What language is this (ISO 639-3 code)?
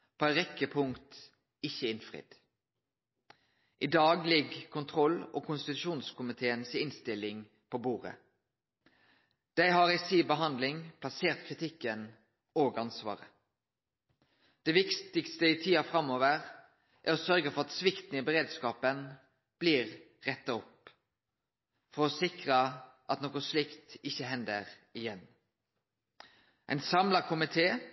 nno